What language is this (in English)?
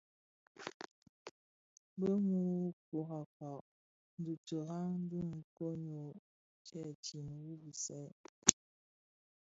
Bafia